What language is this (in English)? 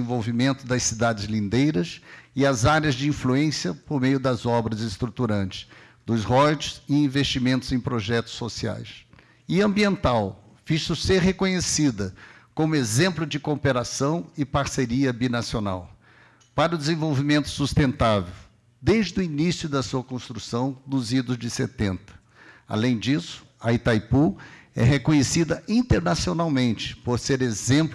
Portuguese